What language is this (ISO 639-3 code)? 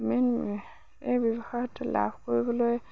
asm